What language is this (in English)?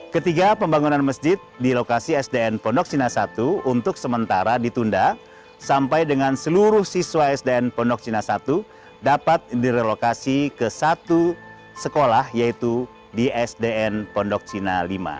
Indonesian